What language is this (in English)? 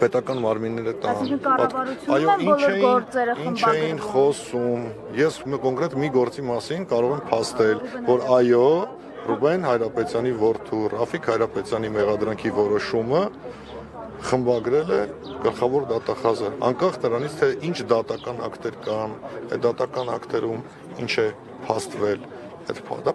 Romanian